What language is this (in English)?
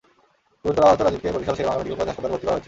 Bangla